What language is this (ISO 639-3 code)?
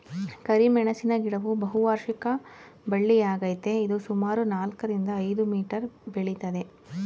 kan